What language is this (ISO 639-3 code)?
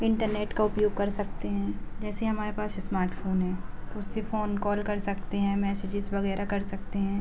hin